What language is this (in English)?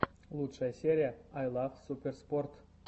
Russian